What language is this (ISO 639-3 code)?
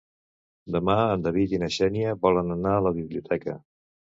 cat